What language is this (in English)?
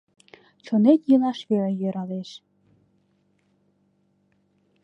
Mari